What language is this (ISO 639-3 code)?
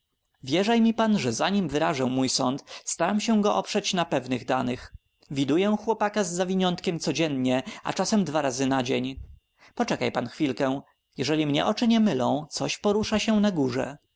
pol